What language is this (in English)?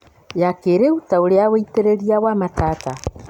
Kikuyu